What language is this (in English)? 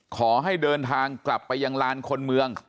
Thai